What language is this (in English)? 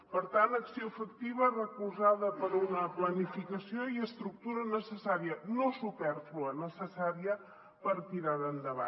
Catalan